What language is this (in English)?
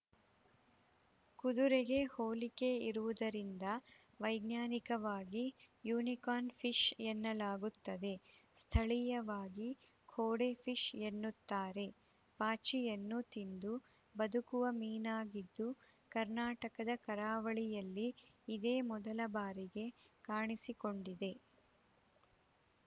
Kannada